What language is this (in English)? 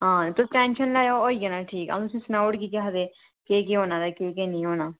Dogri